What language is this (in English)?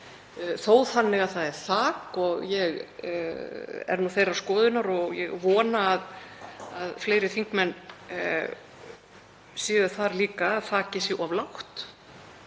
Icelandic